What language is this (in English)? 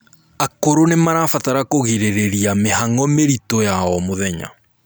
Kikuyu